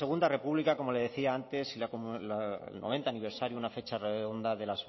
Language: Spanish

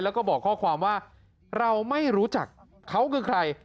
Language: Thai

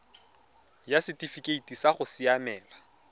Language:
Tswana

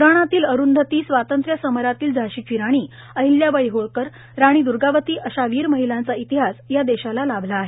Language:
Marathi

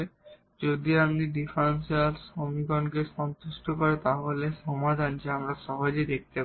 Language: Bangla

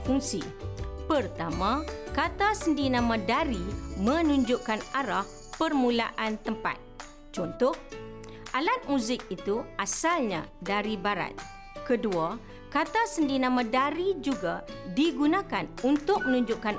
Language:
Malay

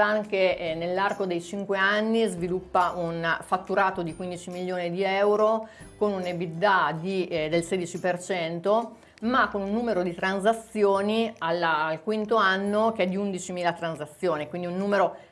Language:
Italian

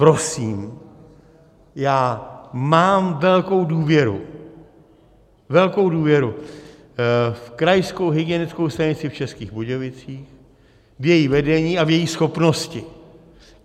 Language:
Czech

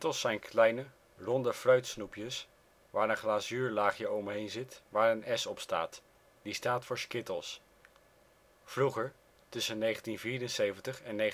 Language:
Dutch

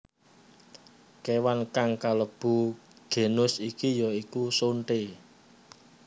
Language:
Javanese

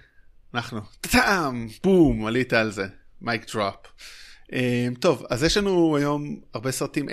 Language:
Hebrew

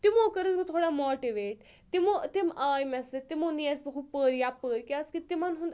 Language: Kashmiri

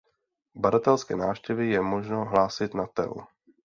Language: Czech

